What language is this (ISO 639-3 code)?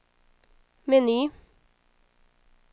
swe